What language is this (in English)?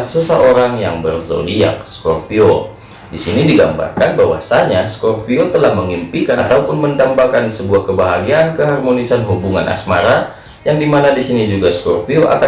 Indonesian